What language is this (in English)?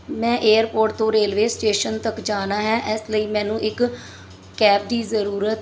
Punjabi